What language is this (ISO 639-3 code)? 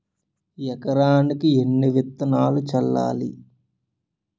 tel